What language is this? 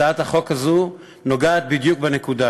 Hebrew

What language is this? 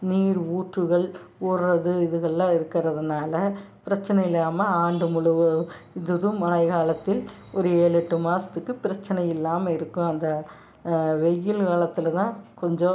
Tamil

